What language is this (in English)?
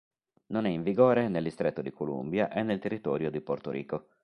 Italian